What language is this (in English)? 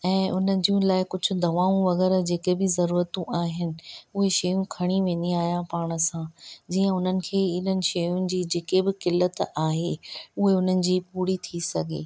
Sindhi